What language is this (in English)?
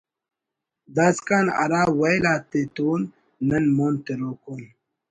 Brahui